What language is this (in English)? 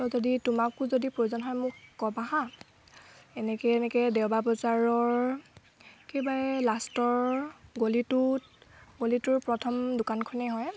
Assamese